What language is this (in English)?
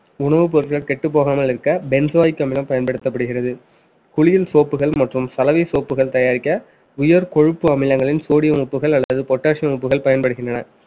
Tamil